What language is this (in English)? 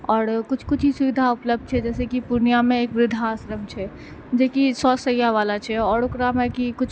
Maithili